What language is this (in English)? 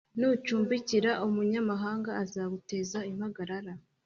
Kinyarwanda